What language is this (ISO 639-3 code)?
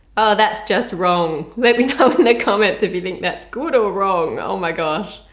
eng